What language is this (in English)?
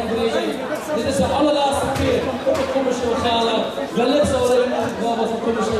Dutch